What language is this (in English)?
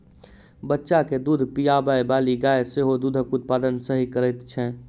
Maithili